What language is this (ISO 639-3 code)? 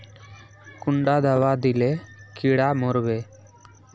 mag